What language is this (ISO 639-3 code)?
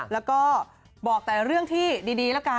tha